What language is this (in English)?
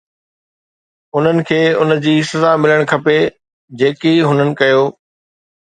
Sindhi